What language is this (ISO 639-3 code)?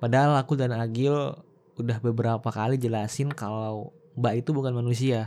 ind